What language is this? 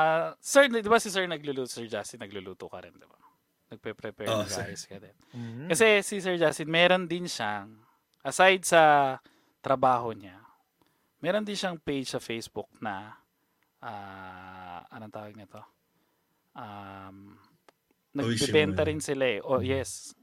Filipino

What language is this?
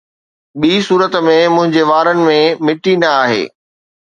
Sindhi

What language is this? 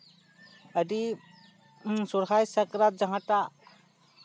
Santali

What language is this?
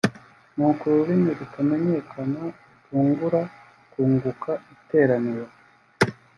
Kinyarwanda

